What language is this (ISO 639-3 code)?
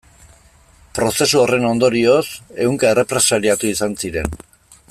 eus